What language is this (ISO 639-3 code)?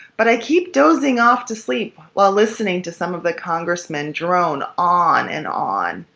eng